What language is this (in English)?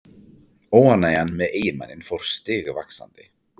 Icelandic